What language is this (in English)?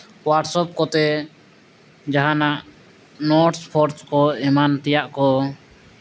Santali